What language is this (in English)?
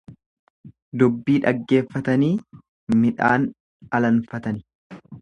Oromo